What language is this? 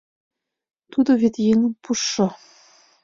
Mari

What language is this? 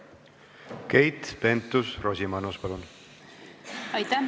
Estonian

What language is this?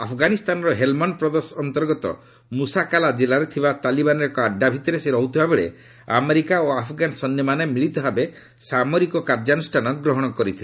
Odia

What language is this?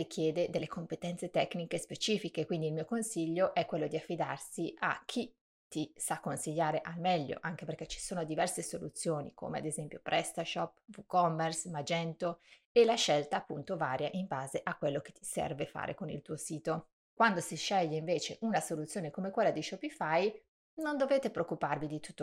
Italian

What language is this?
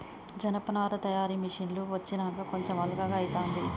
Telugu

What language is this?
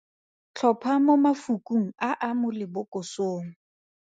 Tswana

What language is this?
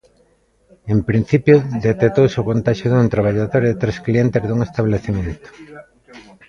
Galician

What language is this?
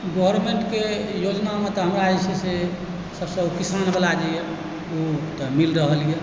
Maithili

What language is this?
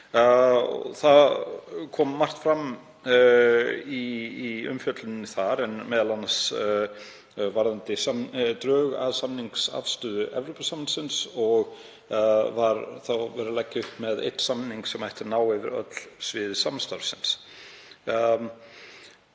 Icelandic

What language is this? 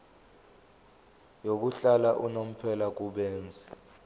Zulu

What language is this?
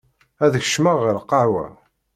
Kabyle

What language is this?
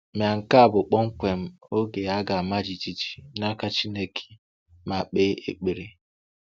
Igbo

